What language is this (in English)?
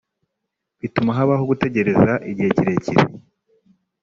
Kinyarwanda